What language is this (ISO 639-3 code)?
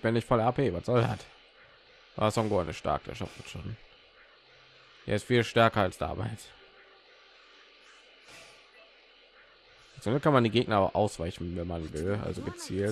deu